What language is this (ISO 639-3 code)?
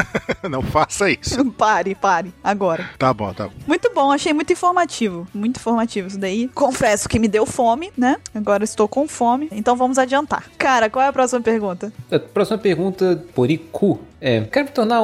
por